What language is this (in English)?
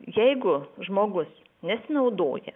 Lithuanian